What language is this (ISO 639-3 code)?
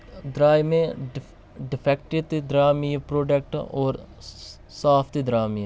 kas